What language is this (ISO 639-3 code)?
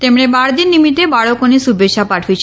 guj